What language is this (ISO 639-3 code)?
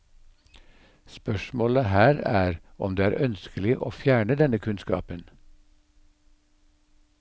nor